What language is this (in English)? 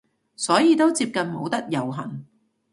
Cantonese